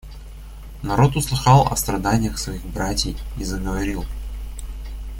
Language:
Russian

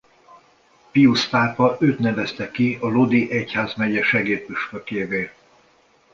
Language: Hungarian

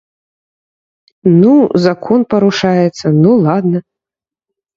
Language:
Belarusian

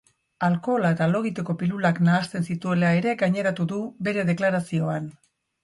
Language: Basque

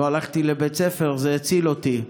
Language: Hebrew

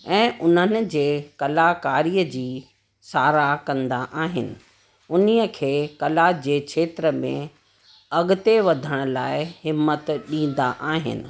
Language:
Sindhi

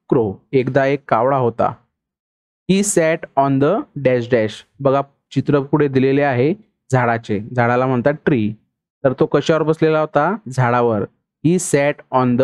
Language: Hindi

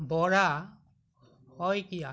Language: Assamese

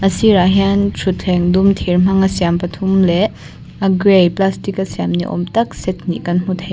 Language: Mizo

